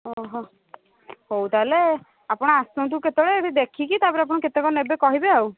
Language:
Odia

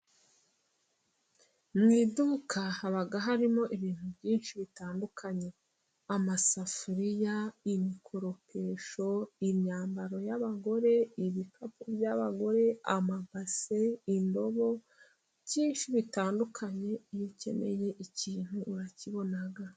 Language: Kinyarwanda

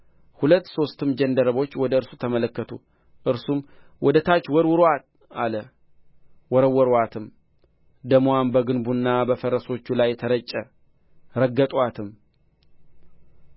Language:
Amharic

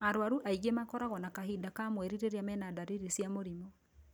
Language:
Kikuyu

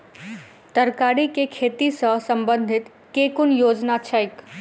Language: Maithili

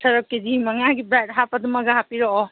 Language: Manipuri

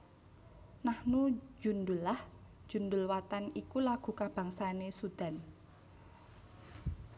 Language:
Javanese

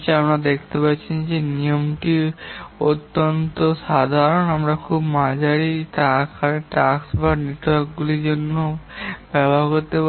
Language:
Bangla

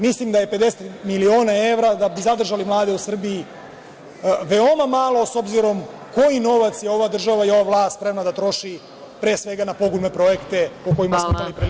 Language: Serbian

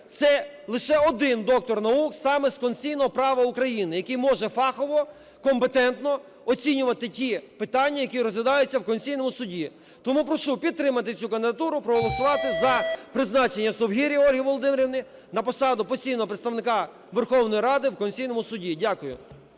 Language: Ukrainian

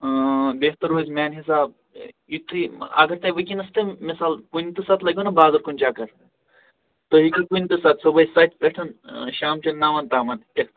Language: Kashmiri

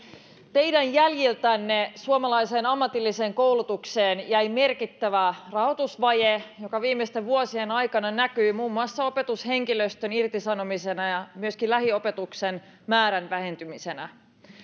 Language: Finnish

